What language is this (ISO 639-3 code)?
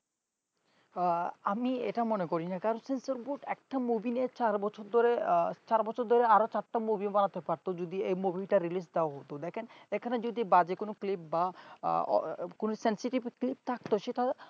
ben